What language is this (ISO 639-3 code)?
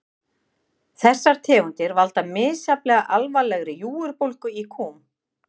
isl